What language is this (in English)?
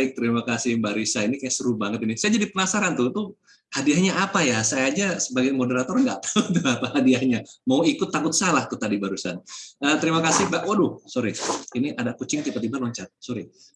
Indonesian